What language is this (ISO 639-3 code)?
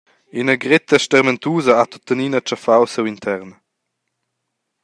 roh